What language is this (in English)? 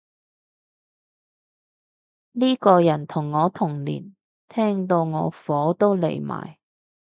Cantonese